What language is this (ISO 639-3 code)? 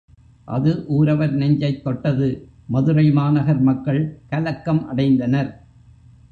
tam